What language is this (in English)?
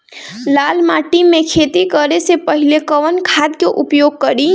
Bhojpuri